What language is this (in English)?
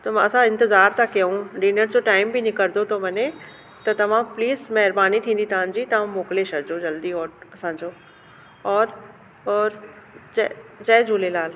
Sindhi